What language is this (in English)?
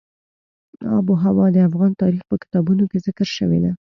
Pashto